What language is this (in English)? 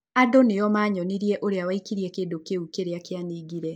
Kikuyu